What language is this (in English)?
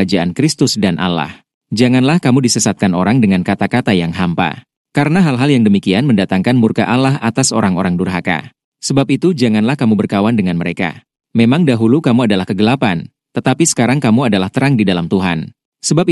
Indonesian